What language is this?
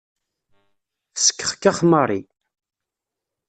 Kabyle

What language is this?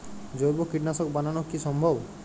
Bangla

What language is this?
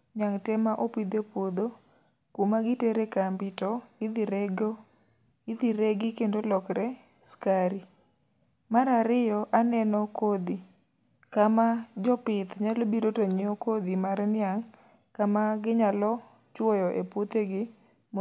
Luo (Kenya and Tanzania)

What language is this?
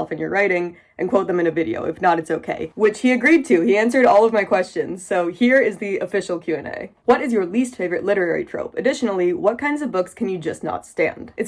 English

